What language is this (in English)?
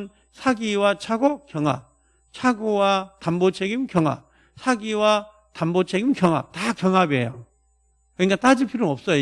Korean